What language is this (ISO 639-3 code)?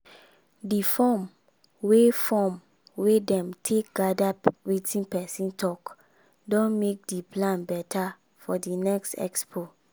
pcm